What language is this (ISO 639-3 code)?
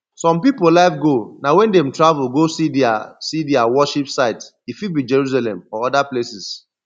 pcm